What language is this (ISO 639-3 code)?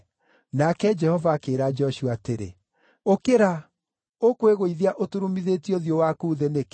kik